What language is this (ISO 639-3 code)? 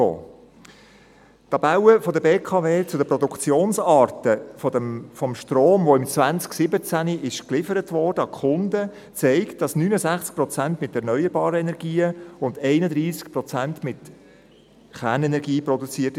gsw